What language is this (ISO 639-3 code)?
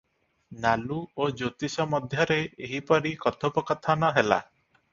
ori